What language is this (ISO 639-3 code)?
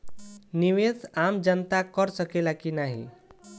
bho